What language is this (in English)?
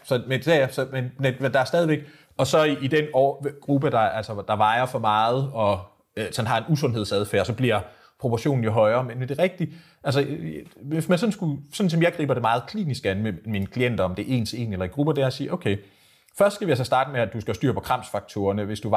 Danish